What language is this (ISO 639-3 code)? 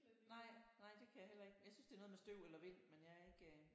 dan